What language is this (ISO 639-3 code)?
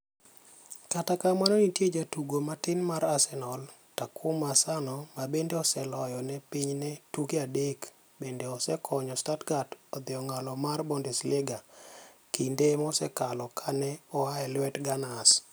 luo